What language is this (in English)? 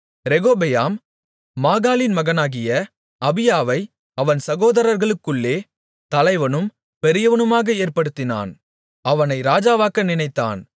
Tamil